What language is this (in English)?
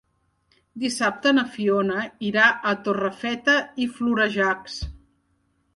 Catalan